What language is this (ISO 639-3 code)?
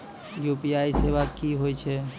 mai